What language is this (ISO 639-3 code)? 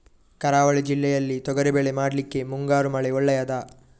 kan